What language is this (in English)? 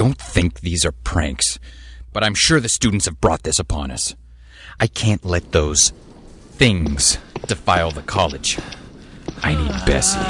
English